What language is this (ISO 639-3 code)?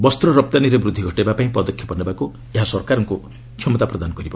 ori